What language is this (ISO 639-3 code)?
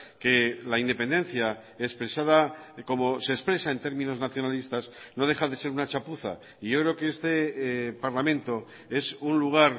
spa